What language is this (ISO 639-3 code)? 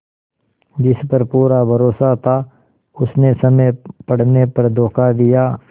hin